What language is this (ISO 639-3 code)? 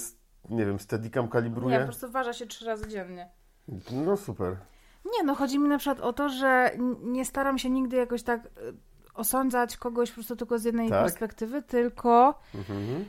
pol